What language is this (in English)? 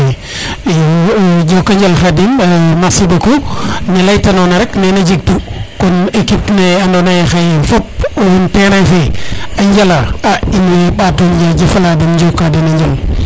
Serer